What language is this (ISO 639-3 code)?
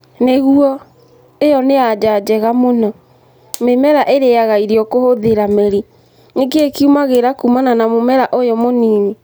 kik